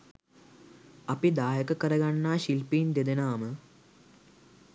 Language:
Sinhala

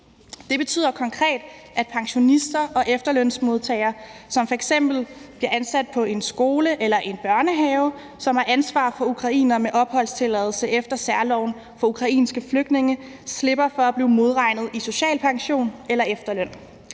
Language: Danish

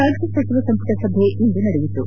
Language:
Kannada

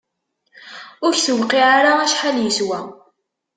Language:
Kabyle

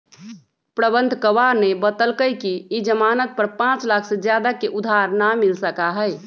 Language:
Magahi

